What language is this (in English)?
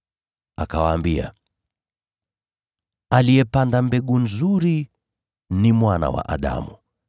Swahili